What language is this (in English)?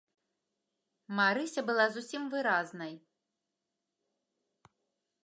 Belarusian